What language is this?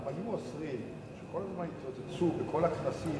Hebrew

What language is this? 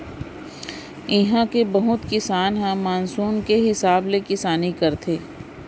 Chhattisgarhi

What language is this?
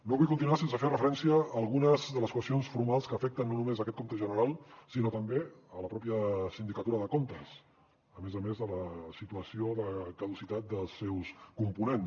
Catalan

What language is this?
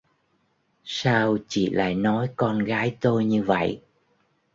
Vietnamese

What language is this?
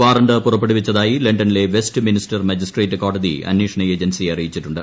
Malayalam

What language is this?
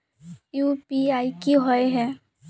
Magahi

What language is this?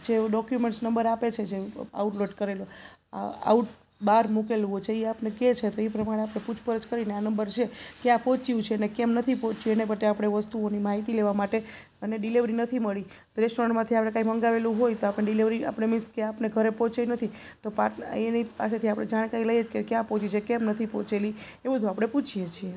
Gujarati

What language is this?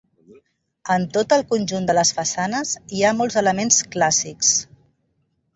Catalan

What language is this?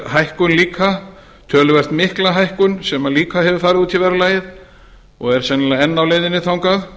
Icelandic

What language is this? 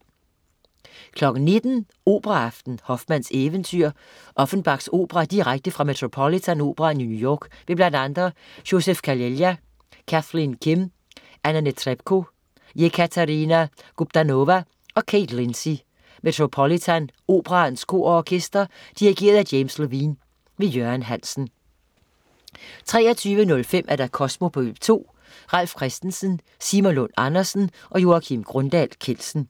Danish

